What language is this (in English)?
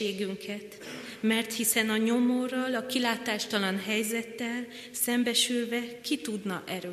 Hungarian